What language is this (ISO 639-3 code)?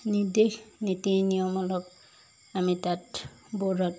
asm